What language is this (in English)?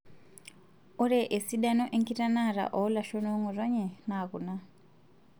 Masai